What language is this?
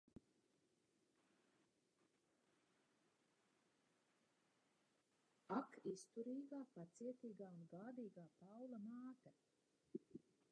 Latvian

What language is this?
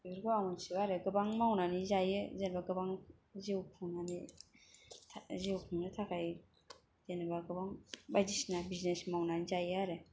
Bodo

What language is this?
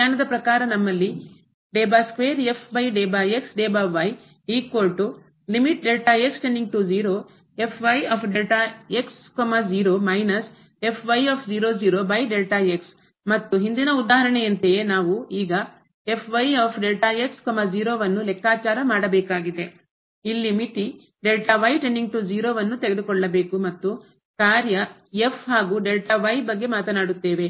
Kannada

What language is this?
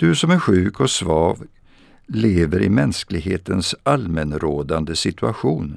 Swedish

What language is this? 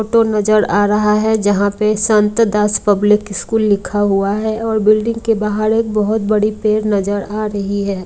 Hindi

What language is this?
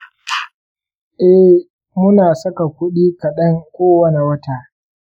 Hausa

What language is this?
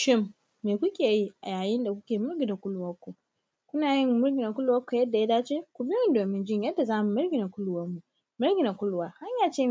Hausa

